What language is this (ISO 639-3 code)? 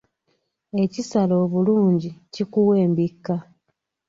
lug